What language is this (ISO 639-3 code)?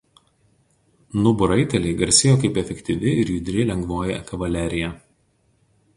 lit